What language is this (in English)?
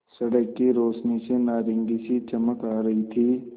Hindi